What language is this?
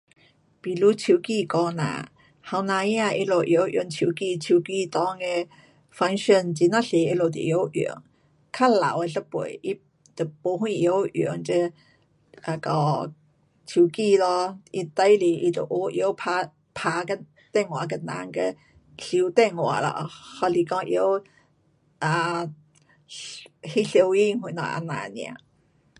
Pu-Xian Chinese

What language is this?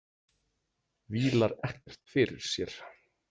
Icelandic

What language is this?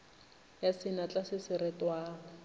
Northern Sotho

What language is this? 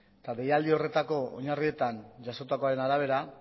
Basque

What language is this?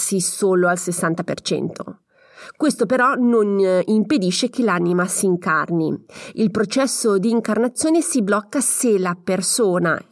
Italian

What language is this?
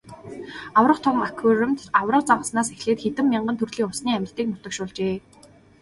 Mongolian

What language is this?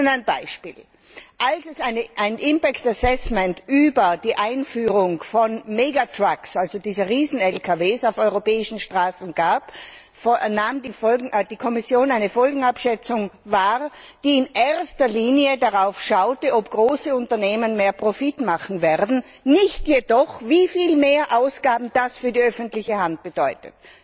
German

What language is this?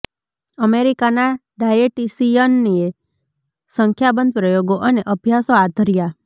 Gujarati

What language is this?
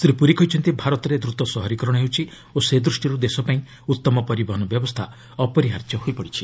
Odia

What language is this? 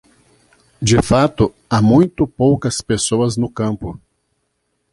Portuguese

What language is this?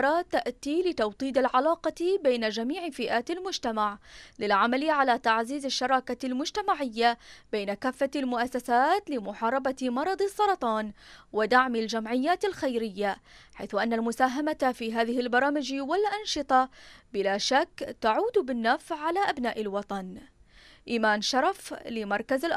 Arabic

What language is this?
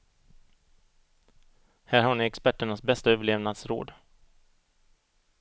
Swedish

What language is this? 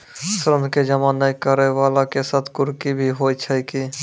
Maithili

